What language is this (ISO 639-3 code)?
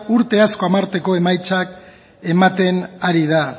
eus